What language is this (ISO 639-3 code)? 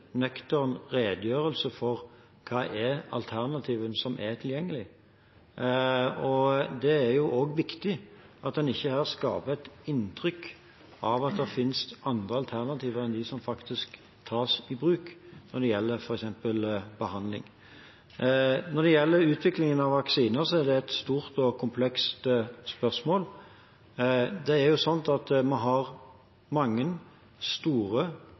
nob